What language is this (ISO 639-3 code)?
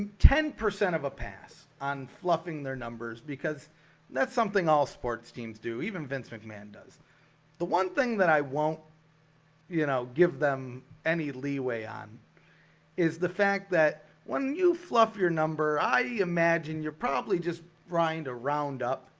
eng